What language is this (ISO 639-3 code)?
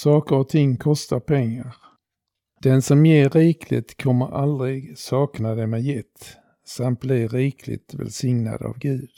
swe